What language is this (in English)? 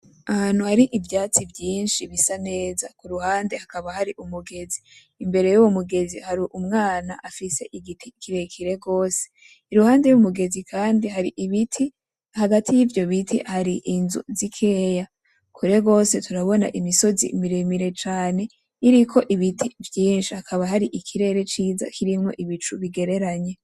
Rundi